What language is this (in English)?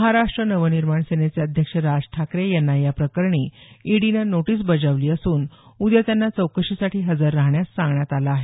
Marathi